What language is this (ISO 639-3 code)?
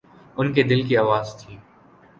urd